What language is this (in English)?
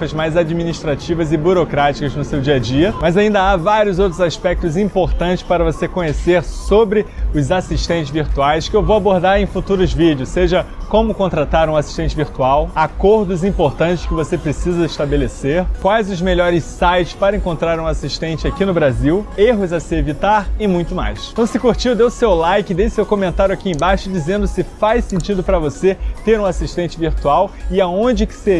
Portuguese